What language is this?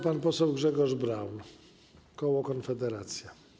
Polish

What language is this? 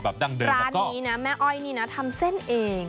Thai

